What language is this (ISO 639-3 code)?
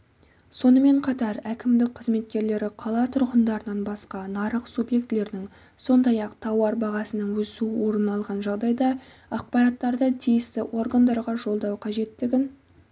kaz